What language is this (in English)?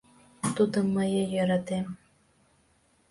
Mari